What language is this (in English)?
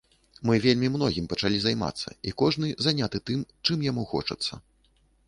Belarusian